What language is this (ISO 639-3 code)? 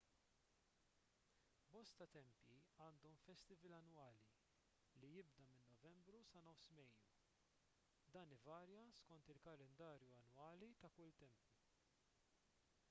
mlt